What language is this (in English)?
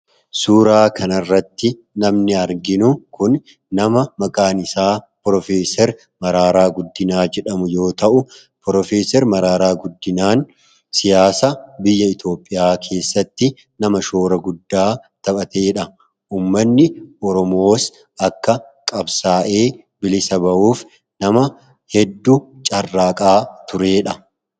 Oromo